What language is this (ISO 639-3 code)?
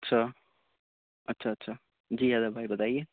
urd